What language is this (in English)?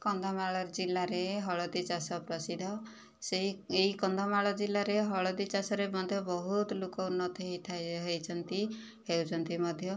Odia